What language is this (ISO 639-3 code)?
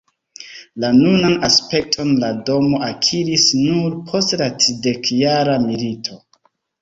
epo